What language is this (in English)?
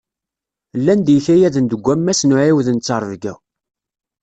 Kabyle